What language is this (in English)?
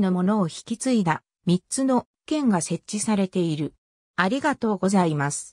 Japanese